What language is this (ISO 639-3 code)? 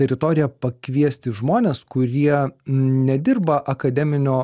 lit